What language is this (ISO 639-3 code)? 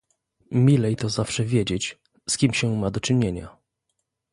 pol